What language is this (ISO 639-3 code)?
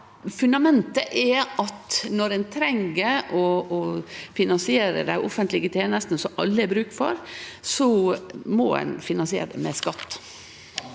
nor